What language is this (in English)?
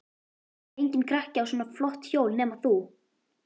Icelandic